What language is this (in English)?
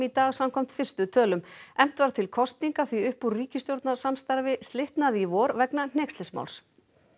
Icelandic